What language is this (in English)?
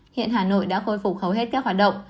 Vietnamese